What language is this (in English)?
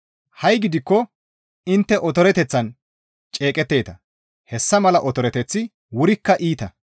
Gamo